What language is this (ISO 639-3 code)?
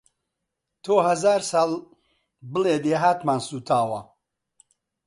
ckb